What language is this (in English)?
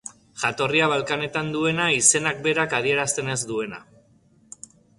Basque